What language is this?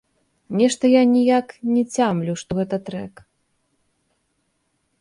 Belarusian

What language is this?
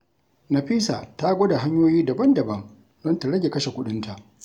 Hausa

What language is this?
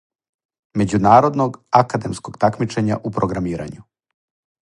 Serbian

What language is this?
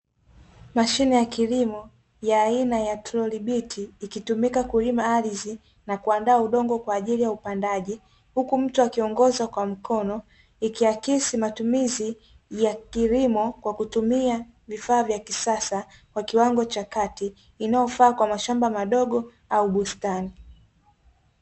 Swahili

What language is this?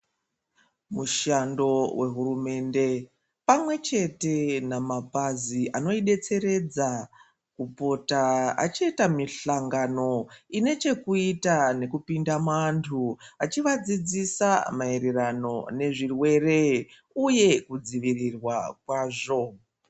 Ndau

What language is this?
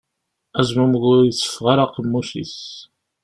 Kabyle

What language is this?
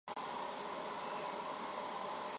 Chinese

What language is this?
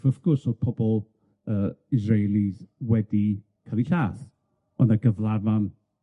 Welsh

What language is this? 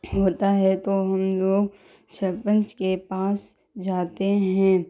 Urdu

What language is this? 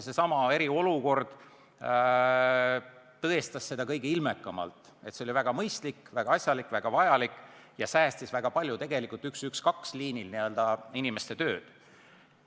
Estonian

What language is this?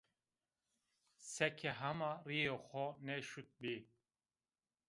Zaza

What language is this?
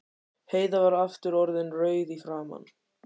Icelandic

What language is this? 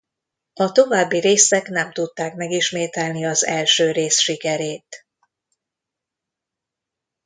Hungarian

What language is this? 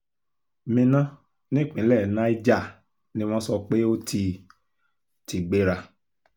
Yoruba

